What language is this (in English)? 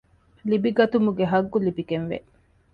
Divehi